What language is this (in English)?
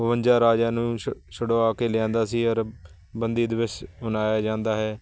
Punjabi